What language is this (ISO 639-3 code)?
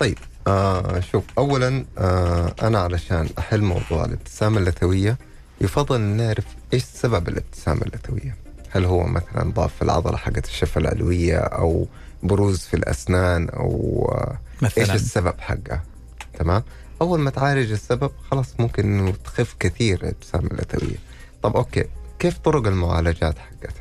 ara